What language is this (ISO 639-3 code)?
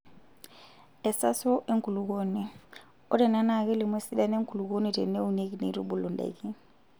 mas